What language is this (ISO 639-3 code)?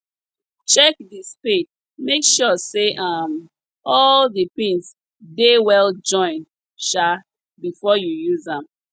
pcm